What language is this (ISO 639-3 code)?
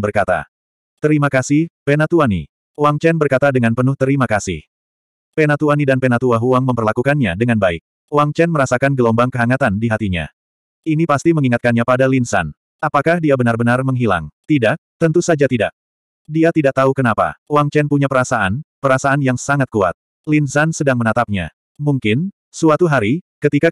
ind